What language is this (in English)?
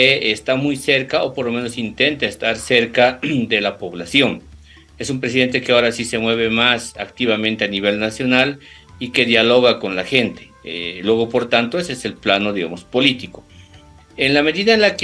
Spanish